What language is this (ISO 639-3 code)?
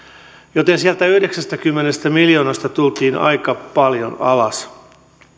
fin